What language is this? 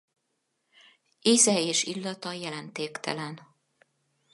Hungarian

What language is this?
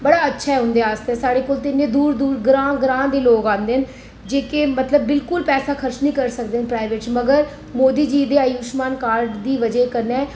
Dogri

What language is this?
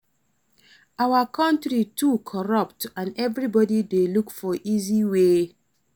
Nigerian Pidgin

